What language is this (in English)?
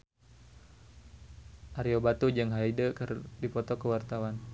Sundanese